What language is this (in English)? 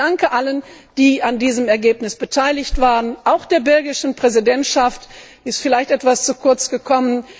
German